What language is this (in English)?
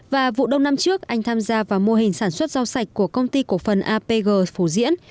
Vietnamese